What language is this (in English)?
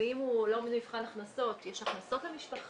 Hebrew